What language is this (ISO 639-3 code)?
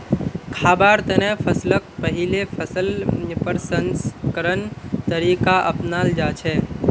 mag